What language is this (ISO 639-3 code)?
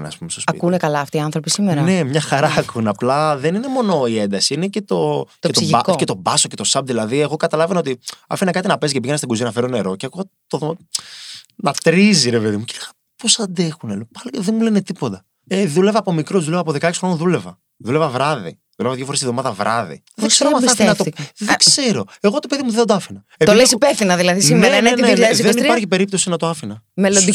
ell